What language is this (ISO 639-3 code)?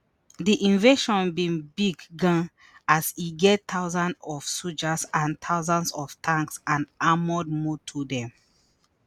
pcm